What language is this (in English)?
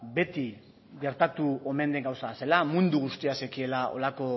Basque